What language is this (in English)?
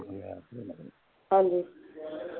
Punjabi